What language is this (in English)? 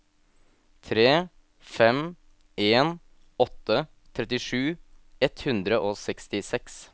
Norwegian